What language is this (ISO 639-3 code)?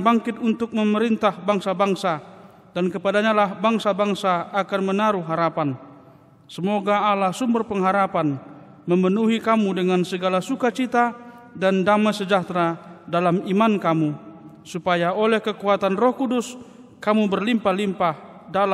ind